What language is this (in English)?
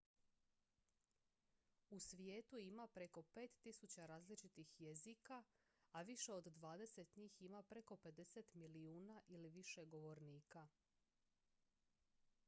Croatian